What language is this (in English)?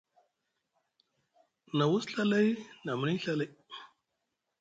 Musgu